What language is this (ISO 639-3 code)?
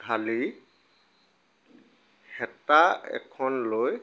asm